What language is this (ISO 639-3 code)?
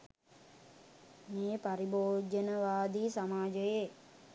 sin